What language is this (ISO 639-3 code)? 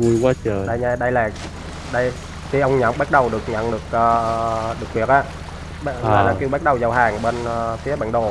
vie